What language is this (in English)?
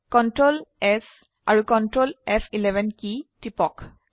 Assamese